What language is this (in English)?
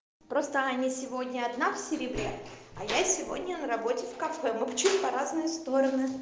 Russian